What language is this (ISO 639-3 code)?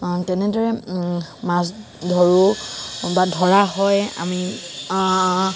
asm